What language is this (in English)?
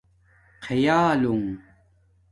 Domaaki